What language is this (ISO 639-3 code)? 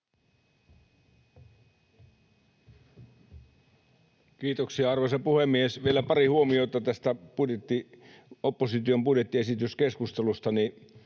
fin